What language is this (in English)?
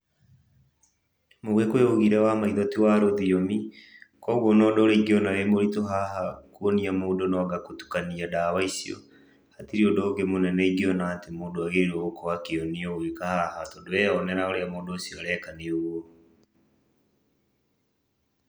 Kikuyu